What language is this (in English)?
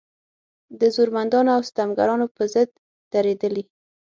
Pashto